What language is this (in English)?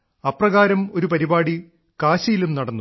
Malayalam